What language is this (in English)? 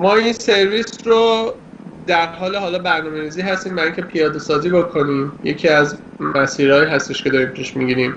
Persian